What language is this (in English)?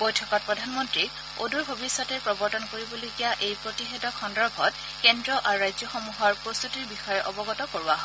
Assamese